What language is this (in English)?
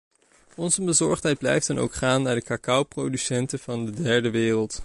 Dutch